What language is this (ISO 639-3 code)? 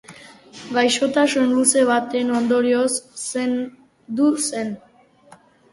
eus